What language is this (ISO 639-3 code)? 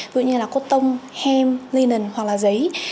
vie